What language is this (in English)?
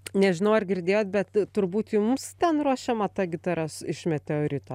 Lithuanian